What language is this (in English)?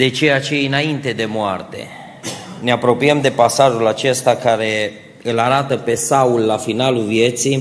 Romanian